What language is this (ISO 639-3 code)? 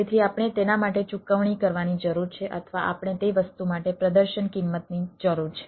guj